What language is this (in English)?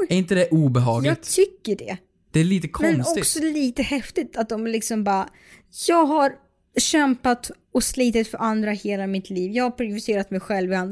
Swedish